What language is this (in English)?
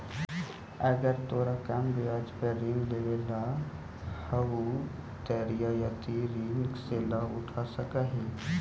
Magahi